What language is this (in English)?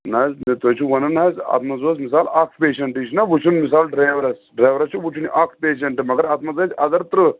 Kashmiri